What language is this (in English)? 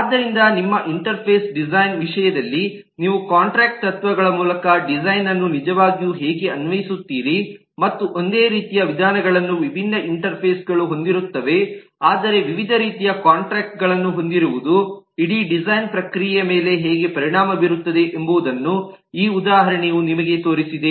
Kannada